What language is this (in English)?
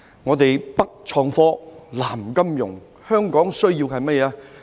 Cantonese